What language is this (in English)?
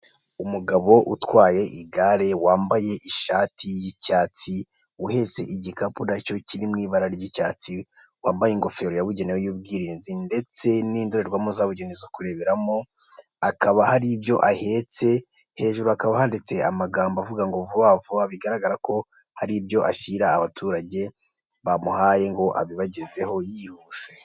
Kinyarwanda